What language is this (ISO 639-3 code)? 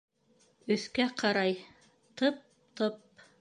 bak